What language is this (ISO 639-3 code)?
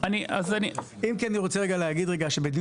heb